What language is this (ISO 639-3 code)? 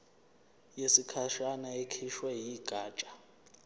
zul